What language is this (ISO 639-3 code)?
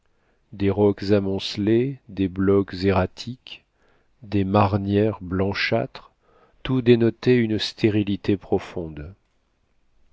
fra